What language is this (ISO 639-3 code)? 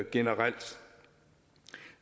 dan